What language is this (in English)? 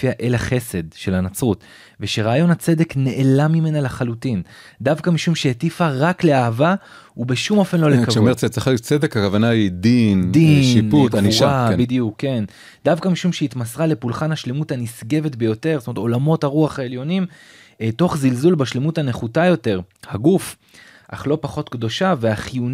Hebrew